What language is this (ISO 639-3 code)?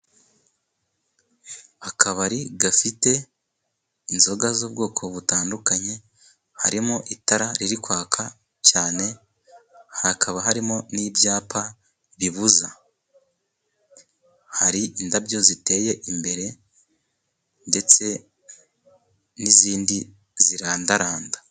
kin